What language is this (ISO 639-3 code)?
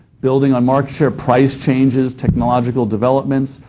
eng